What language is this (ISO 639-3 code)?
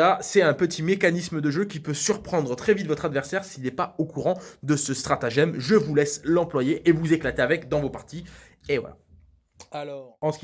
fra